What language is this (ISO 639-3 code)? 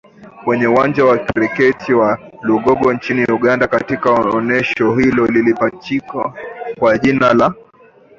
swa